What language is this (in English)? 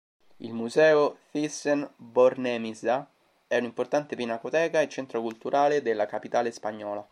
Italian